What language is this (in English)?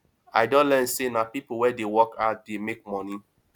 Nigerian Pidgin